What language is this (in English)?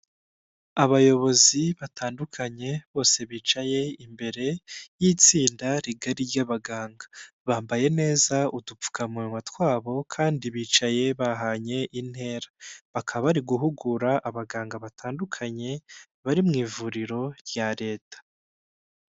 Kinyarwanda